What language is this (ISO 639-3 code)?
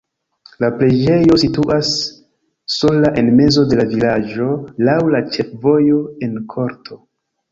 epo